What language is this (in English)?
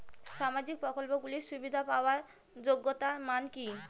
Bangla